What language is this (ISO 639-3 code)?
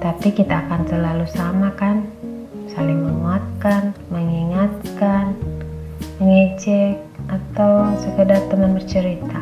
ind